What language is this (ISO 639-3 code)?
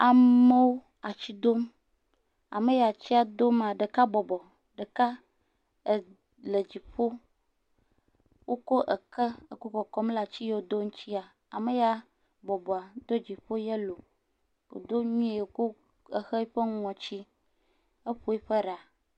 ewe